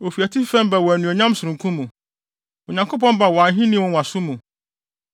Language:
Akan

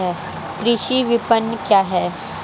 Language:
Hindi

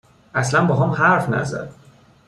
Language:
Persian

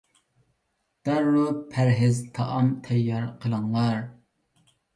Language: Uyghur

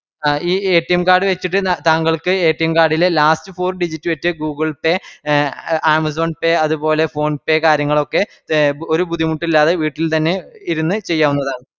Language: Malayalam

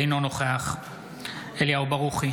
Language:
Hebrew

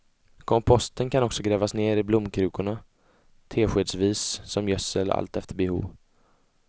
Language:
Swedish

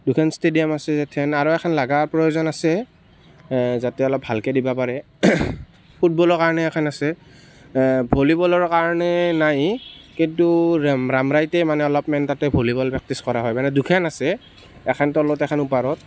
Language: Assamese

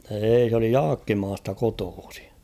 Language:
Finnish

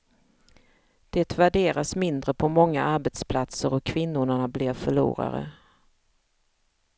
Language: Swedish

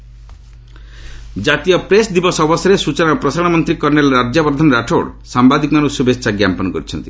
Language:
Odia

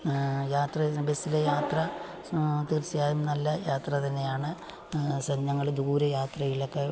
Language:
Malayalam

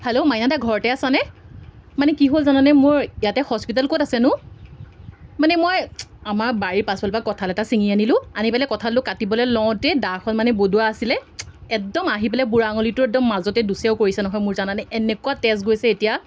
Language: Assamese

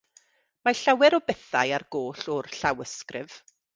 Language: Welsh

